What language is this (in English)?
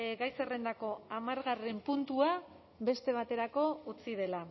Basque